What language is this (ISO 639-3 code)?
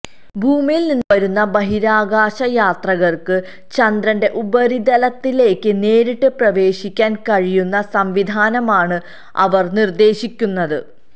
mal